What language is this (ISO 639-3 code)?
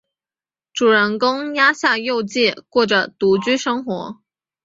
zho